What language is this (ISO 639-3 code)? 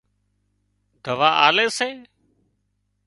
kxp